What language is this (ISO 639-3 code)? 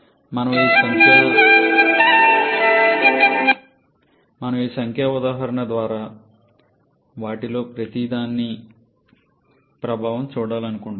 tel